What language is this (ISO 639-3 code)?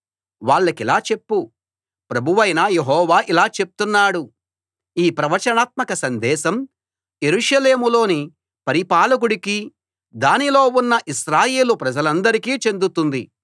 tel